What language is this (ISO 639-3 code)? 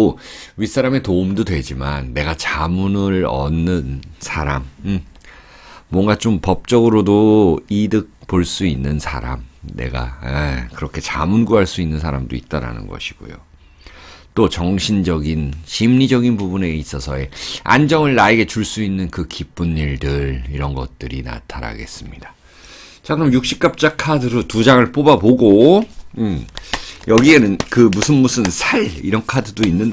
kor